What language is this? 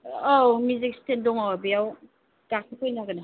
Bodo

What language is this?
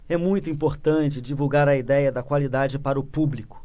Portuguese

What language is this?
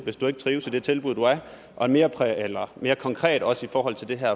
Danish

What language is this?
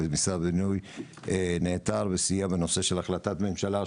Hebrew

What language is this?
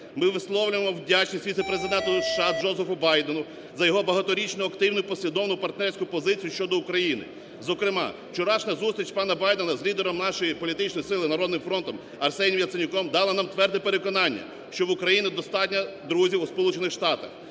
Ukrainian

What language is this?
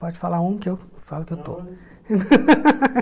Portuguese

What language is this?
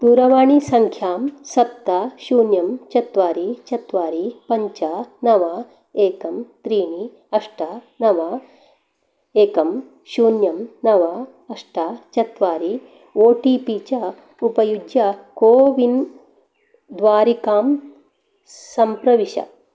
Sanskrit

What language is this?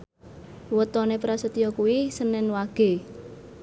Javanese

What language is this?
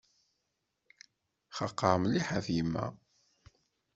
Kabyle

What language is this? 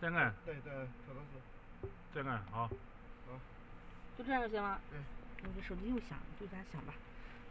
Chinese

